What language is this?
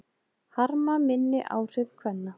Icelandic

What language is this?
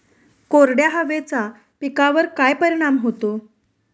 Marathi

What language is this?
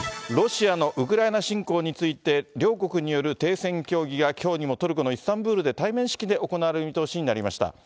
Japanese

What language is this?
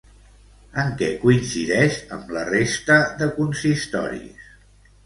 Catalan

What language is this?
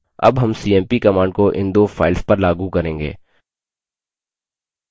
Hindi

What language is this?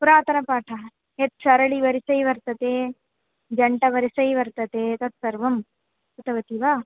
Sanskrit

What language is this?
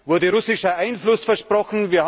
German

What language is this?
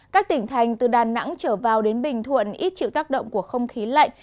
Vietnamese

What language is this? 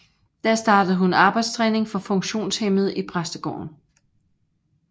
Danish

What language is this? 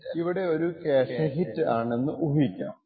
Malayalam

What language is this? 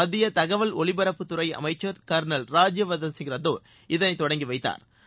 Tamil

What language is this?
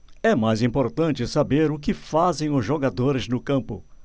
Portuguese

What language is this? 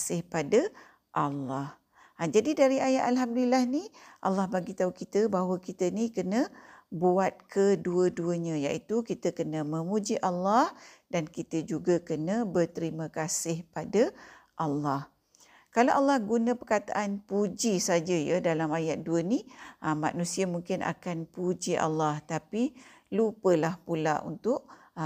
Malay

